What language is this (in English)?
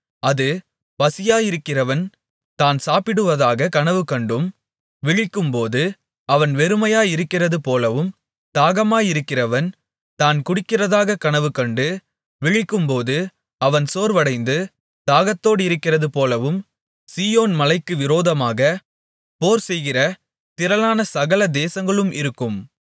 Tamil